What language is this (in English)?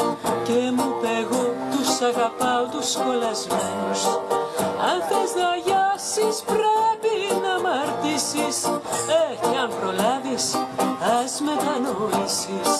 Greek